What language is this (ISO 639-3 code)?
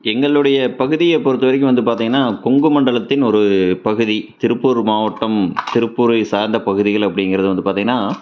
tam